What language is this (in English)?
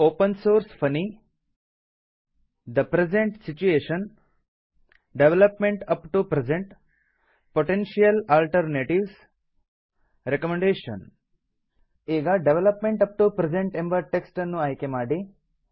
Kannada